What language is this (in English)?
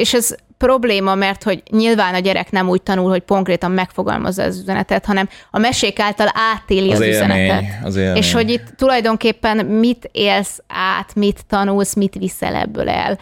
Hungarian